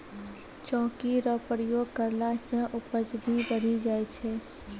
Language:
Maithili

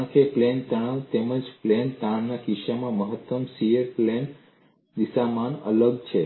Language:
Gujarati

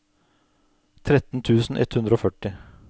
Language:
Norwegian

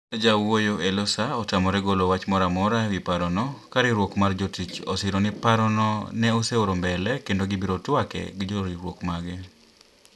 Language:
Luo (Kenya and Tanzania)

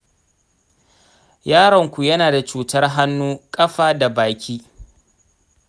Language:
Hausa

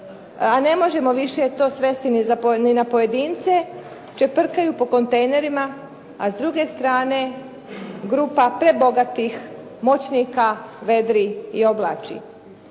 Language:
Croatian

